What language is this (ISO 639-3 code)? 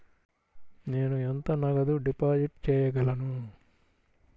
tel